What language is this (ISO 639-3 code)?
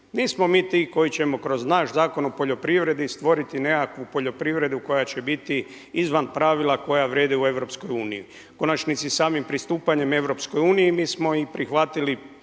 hrv